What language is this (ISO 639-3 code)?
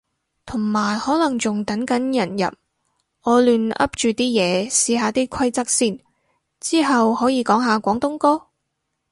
yue